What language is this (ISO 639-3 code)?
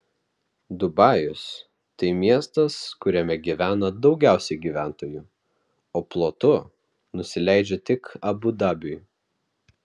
lit